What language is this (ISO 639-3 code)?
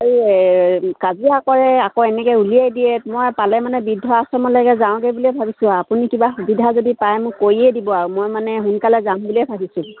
asm